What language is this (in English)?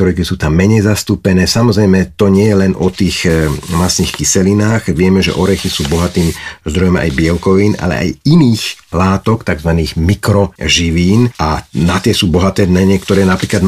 Slovak